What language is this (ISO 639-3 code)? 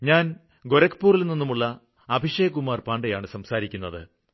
mal